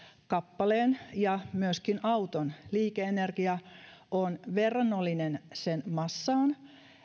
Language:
Finnish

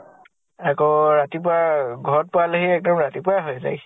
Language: Assamese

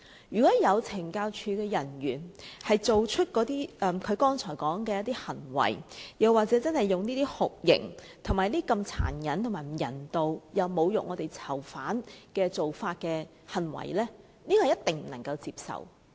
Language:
Cantonese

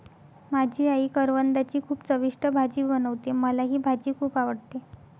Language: Marathi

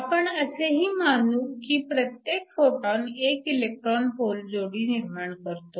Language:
Marathi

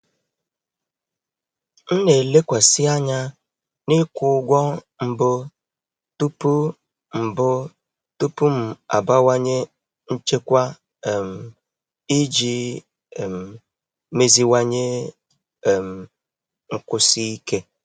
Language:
Igbo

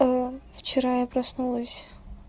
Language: Russian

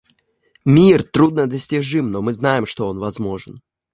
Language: Russian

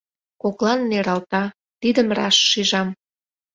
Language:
Mari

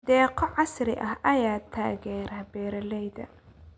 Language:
Somali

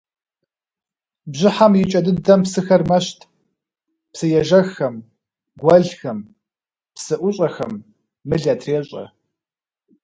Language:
Kabardian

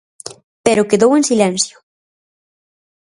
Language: Galician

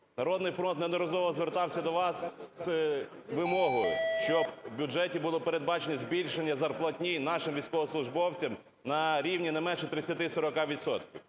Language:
Ukrainian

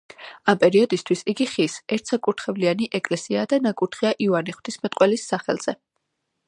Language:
Georgian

